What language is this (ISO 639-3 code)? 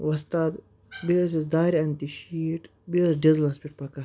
kas